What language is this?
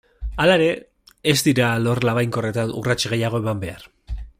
Basque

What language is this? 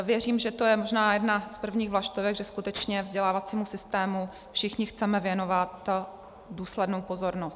Czech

